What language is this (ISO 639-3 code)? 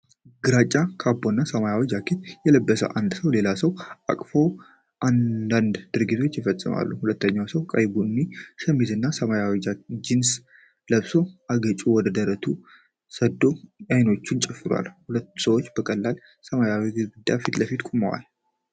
amh